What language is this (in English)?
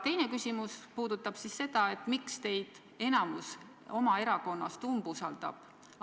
Estonian